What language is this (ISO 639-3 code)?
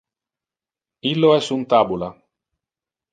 ina